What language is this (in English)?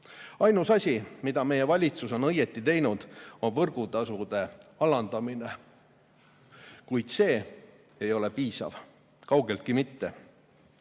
Estonian